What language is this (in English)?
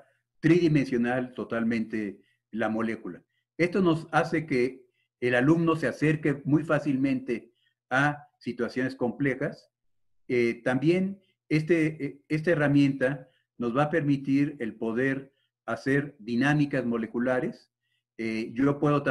Spanish